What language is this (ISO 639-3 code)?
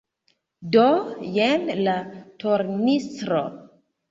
epo